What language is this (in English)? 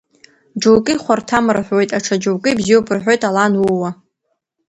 Abkhazian